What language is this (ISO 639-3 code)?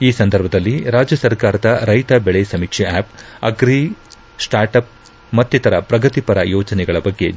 kan